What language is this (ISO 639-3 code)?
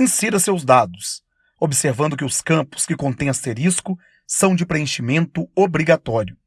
por